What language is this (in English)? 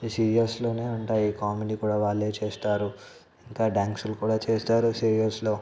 Telugu